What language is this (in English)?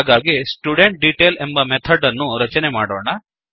Kannada